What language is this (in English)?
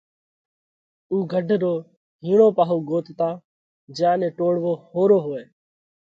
Parkari Koli